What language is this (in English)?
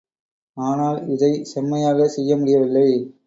Tamil